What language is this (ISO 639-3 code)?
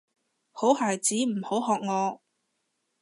yue